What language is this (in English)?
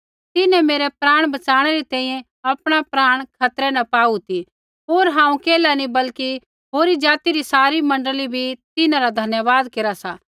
Kullu Pahari